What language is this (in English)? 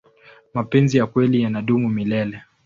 Swahili